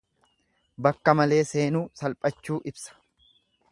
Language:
Oromo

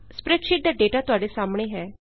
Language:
Punjabi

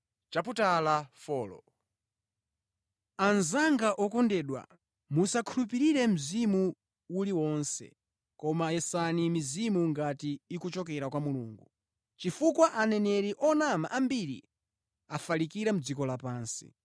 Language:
Nyanja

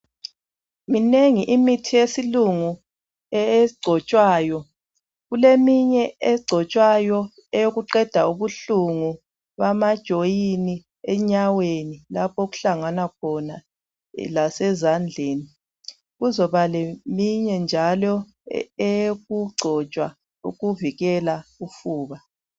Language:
North Ndebele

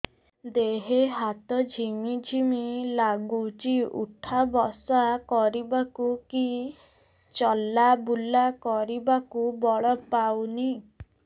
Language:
Odia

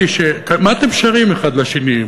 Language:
Hebrew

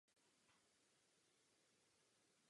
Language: Czech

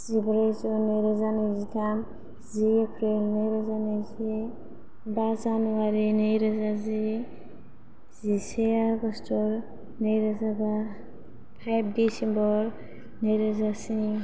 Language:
Bodo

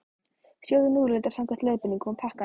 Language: Icelandic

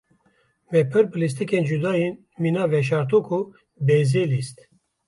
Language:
Kurdish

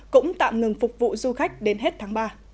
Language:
Vietnamese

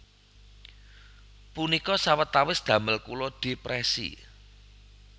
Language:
Javanese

